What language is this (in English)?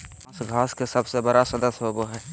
Magahi